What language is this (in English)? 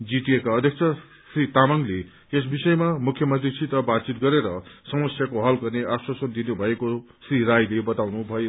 Nepali